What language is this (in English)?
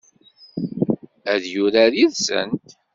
Kabyle